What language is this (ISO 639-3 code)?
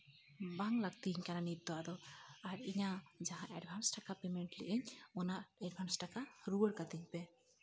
sat